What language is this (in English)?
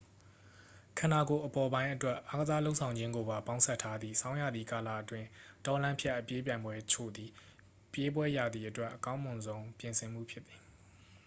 Burmese